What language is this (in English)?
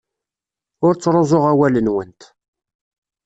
Kabyle